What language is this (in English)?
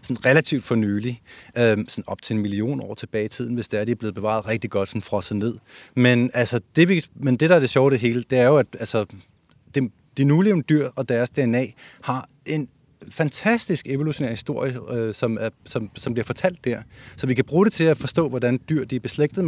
Danish